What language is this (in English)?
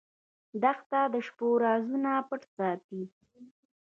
Pashto